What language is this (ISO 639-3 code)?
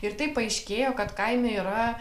lit